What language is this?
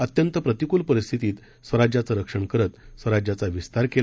Marathi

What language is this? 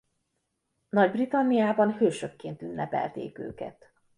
Hungarian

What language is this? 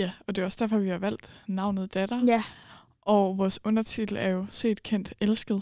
Danish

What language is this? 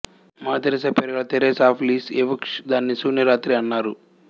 Telugu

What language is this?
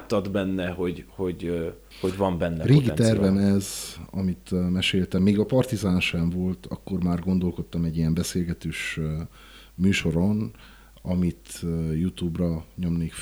Hungarian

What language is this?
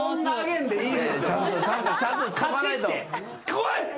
Japanese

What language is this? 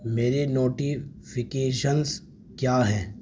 Urdu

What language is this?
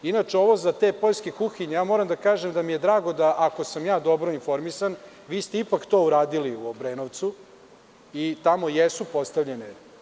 Serbian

